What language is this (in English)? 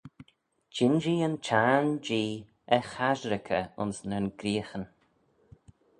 Manx